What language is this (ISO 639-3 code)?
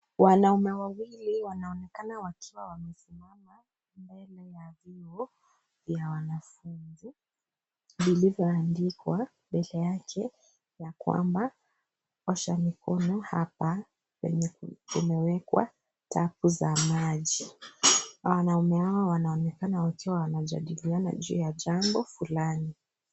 swa